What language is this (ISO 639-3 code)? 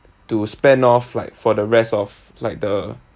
eng